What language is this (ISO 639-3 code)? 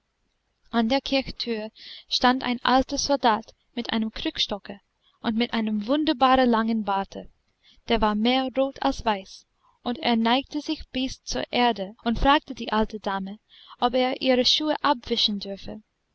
deu